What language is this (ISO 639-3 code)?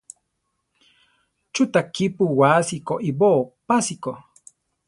tar